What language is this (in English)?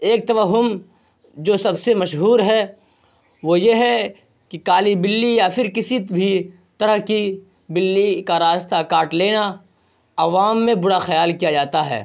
Urdu